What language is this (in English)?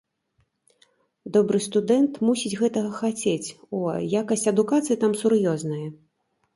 Belarusian